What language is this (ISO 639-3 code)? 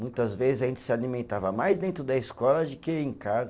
por